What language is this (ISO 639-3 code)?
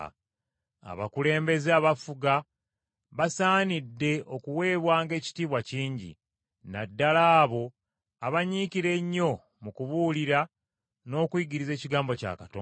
lug